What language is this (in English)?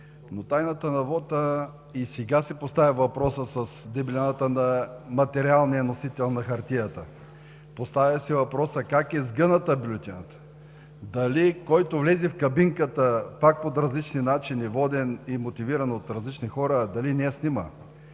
Bulgarian